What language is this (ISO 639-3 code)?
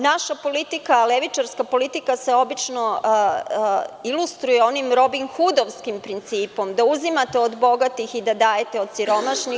srp